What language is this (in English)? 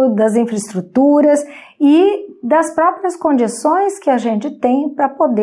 Portuguese